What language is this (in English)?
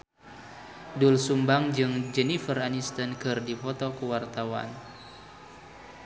Sundanese